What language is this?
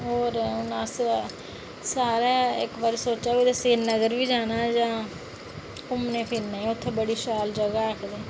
Dogri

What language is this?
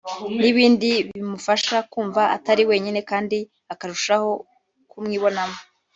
Kinyarwanda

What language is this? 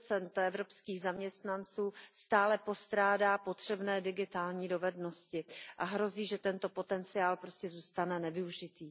Czech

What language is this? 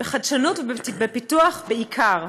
Hebrew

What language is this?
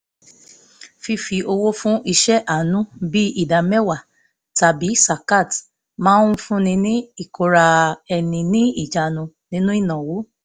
Yoruba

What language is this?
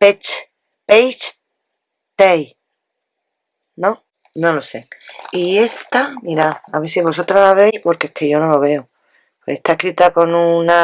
Spanish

